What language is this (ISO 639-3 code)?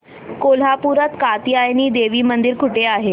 mar